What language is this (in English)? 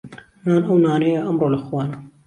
Central Kurdish